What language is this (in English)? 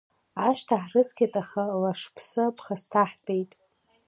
Abkhazian